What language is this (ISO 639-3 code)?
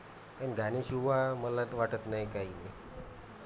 mar